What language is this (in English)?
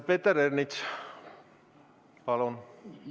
Estonian